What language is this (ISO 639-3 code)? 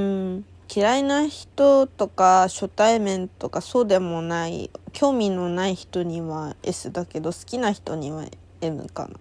jpn